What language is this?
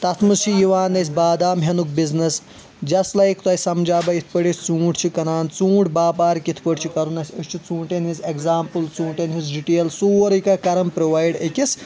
Kashmiri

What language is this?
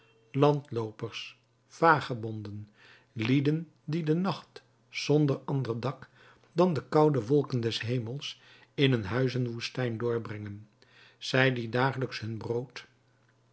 Dutch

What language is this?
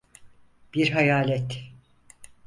Turkish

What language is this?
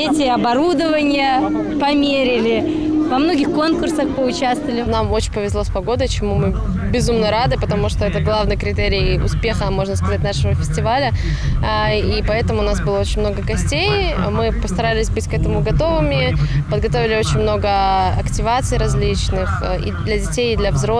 Russian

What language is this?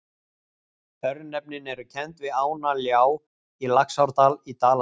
Icelandic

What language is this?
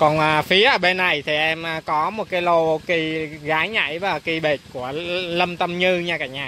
Vietnamese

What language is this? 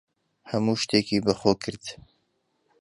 Central Kurdish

